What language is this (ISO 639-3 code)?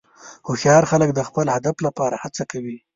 pus